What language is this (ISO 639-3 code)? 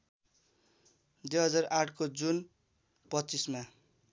nep